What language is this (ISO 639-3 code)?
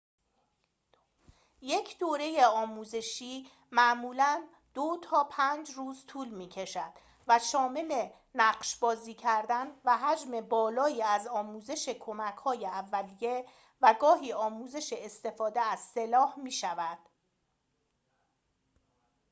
fas